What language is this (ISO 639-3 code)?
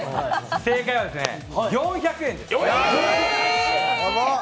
jpn